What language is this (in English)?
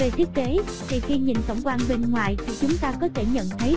Vietnamese